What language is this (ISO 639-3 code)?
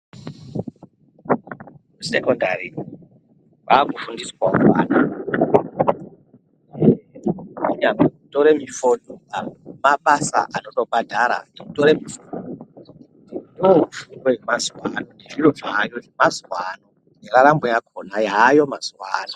ndc